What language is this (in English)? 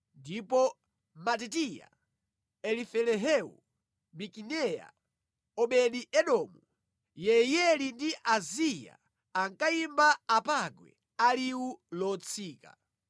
Nyanja